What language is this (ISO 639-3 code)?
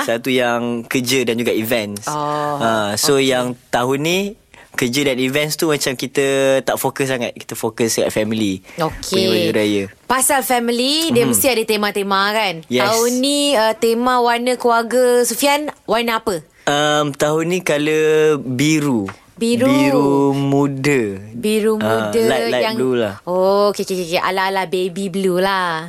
msa